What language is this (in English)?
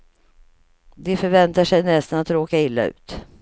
Swedish